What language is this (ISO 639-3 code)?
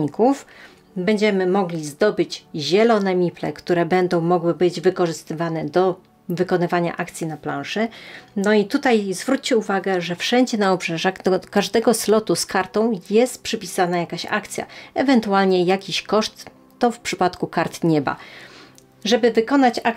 pol